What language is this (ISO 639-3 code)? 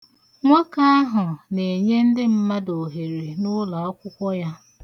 ibo